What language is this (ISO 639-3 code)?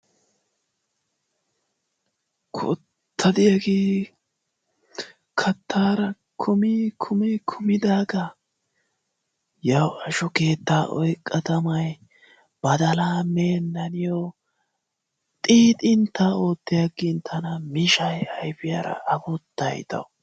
wal